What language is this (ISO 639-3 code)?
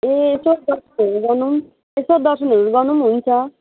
nep